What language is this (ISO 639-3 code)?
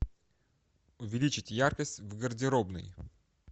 rus